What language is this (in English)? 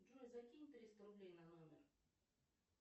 Russian